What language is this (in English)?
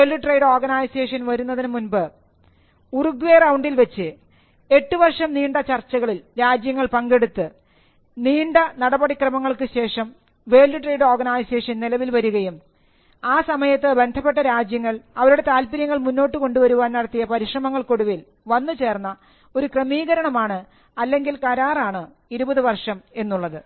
Malayalam